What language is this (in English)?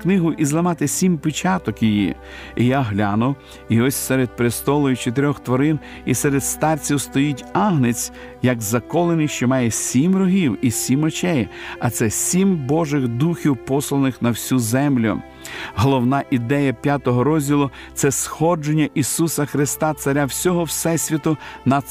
Ukrainian